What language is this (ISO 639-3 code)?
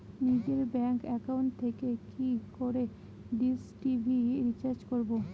ben